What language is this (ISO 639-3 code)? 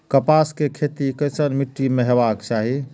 mai